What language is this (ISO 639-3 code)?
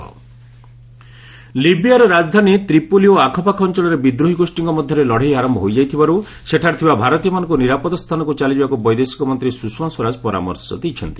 ori